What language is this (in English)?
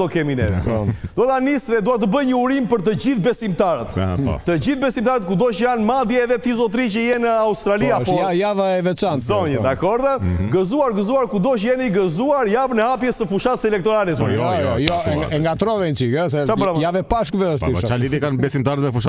Romanian